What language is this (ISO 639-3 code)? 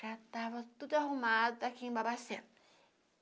por